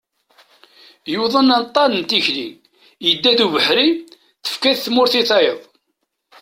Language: Kabyle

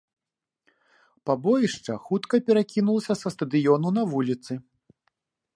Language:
Belarusian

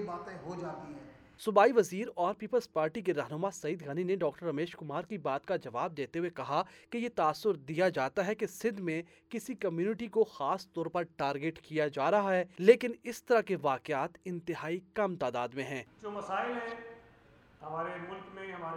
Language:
Urdu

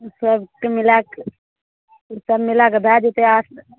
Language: Maithili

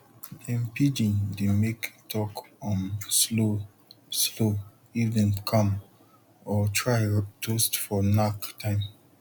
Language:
Nigerian Pidgin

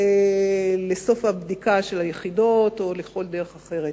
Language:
Hebrew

